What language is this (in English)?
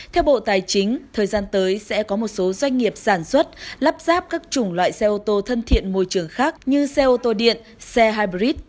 Vietnamese